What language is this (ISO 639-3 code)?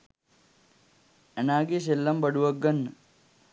sin